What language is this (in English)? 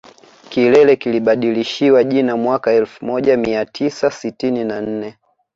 Swahili